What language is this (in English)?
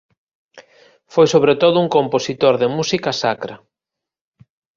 Galician